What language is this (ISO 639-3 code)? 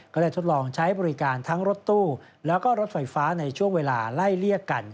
tha